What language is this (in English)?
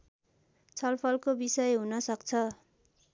Nepali